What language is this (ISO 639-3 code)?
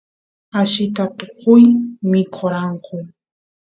qus